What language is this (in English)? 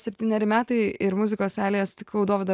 Lithuanian